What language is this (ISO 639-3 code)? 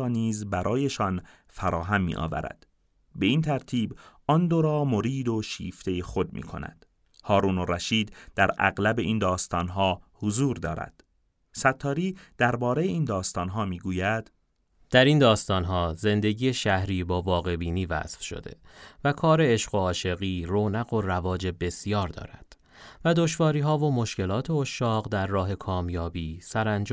fas